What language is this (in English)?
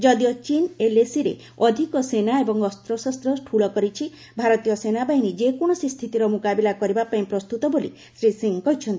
Odia